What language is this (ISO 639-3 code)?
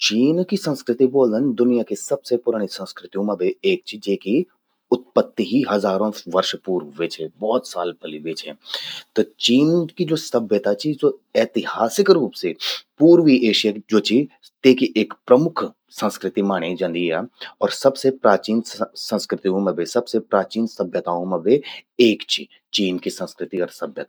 gbm